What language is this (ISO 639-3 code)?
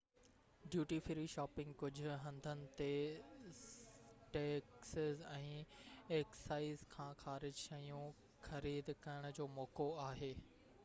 snd